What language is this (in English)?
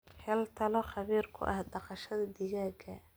Somali